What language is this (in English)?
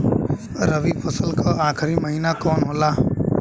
Bhojpuri